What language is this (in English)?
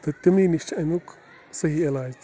Kashmiri